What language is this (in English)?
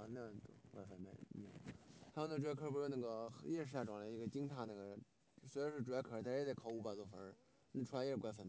Chinese